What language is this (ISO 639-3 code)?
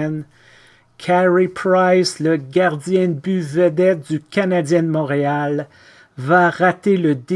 fra